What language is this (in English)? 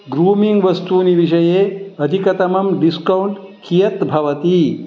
Sanskrit